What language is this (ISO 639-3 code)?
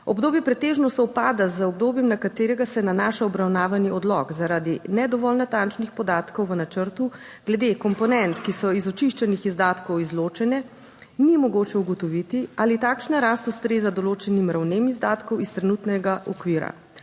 slv